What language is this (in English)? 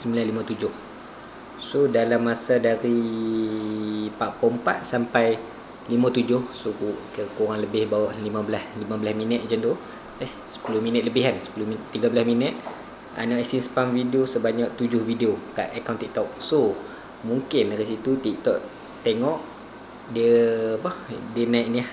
Malay